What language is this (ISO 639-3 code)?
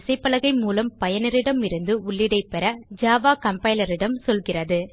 tam